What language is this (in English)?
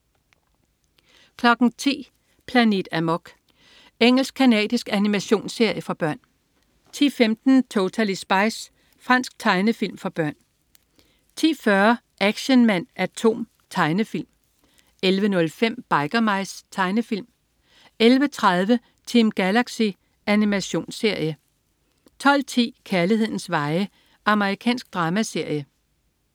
Danish